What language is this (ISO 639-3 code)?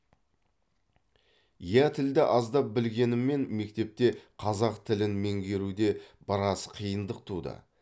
kaz